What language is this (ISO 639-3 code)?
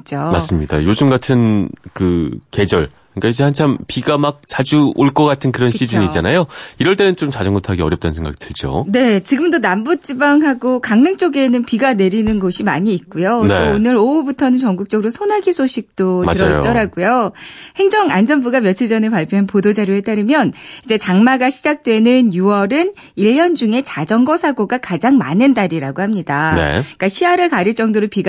kor